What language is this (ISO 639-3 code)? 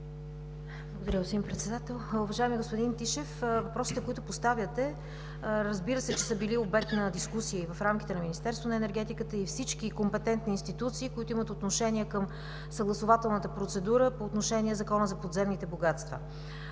bul